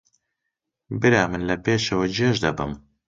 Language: Central Kurdish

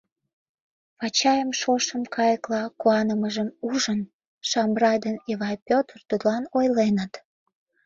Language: Mari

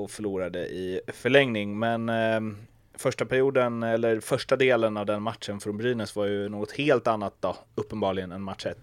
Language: Swedish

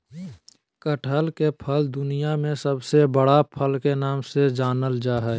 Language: Magahi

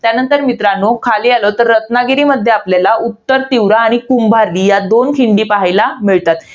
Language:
Marathi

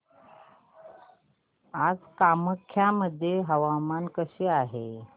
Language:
Marathi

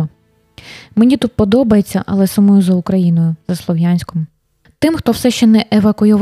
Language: Ukrainian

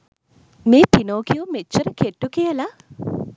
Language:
Sinhala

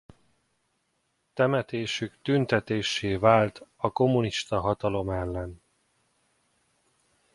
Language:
Hungarian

